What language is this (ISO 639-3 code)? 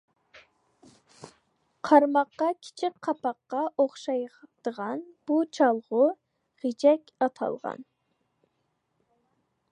uig